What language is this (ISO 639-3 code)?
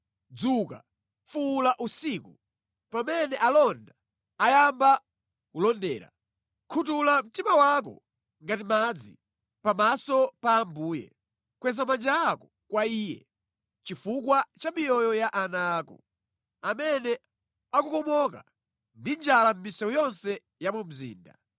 nya